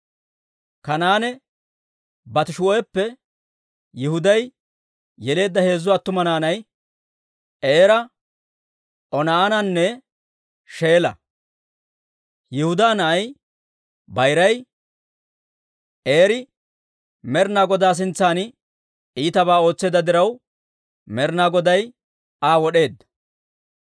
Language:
Dawro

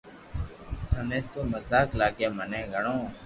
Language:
Loarki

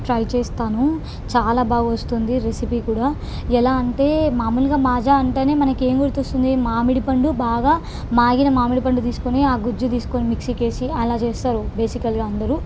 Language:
Telugu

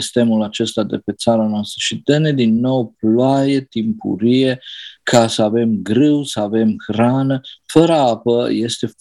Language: Romanian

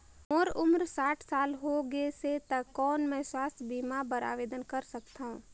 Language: Chhattisgarhi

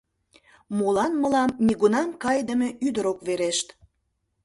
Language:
Mari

